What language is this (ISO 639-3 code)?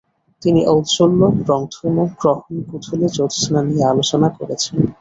ben